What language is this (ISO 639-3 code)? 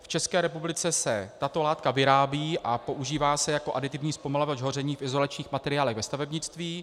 ces